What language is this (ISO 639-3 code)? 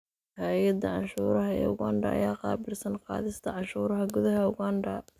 som